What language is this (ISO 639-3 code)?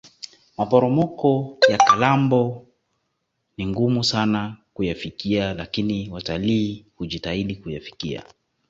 swa